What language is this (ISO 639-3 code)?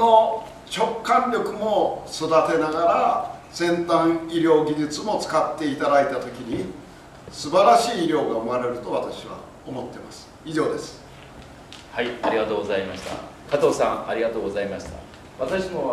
jpn